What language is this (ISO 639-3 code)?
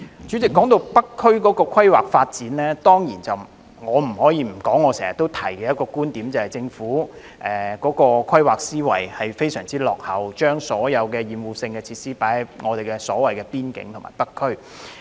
yue